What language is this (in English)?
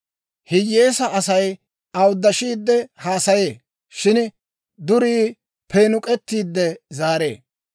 Dawro